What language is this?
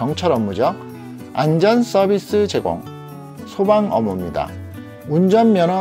Korean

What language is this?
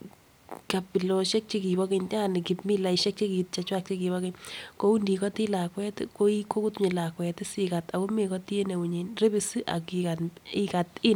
Kalenjin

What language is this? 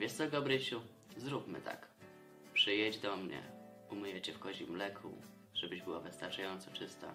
Polish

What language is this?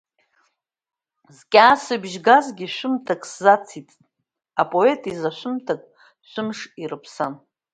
Abkhazian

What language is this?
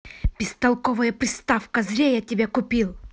Russian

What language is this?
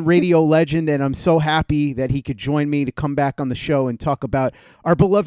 English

